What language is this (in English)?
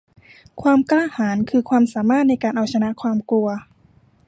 Thai